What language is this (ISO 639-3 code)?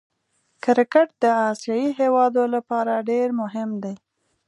pus